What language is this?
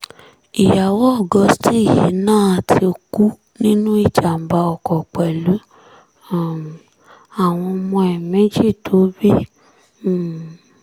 Yoruba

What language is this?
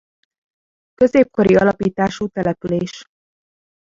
Hungarian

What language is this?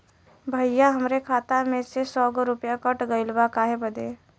Bhojpuri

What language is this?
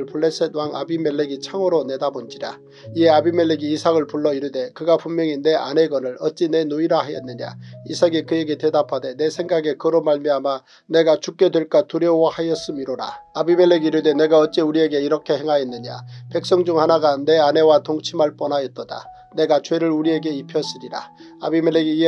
Korean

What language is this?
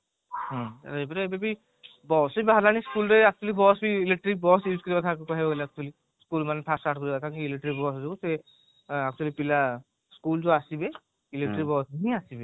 Odia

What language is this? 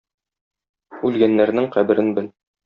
Tatar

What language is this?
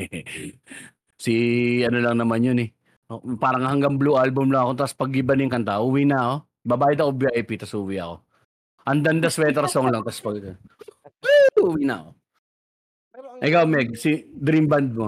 Filipino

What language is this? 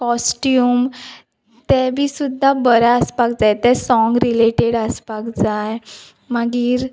Konkani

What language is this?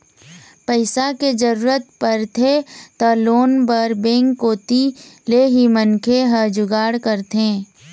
Chhattisgarhi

